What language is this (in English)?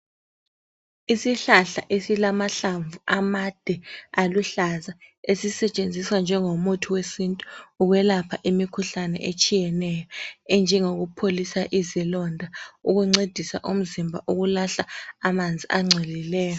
North Ndebele